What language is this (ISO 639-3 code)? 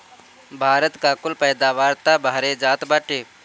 bho